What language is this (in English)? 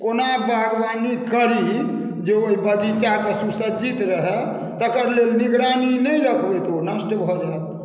Maithili